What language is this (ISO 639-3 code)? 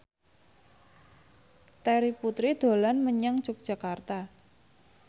jav